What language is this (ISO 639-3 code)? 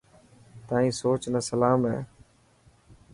mki